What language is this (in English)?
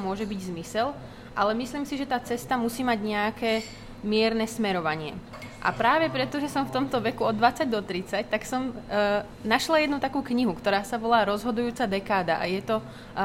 Slovak